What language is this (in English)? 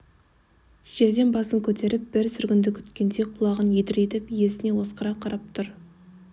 Kazakh